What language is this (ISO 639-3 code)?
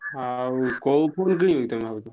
ori